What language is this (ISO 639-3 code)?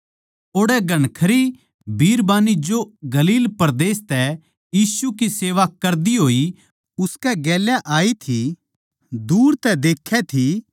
bgc